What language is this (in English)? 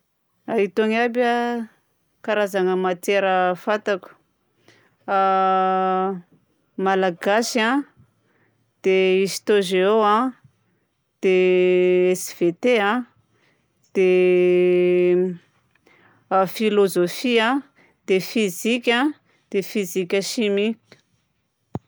Southern Betsimisaraka Malagasy